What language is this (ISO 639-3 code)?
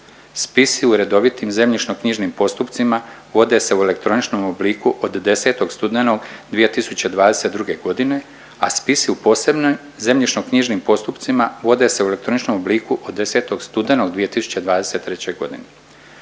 hrv